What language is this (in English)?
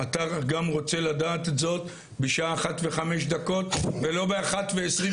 Hebrew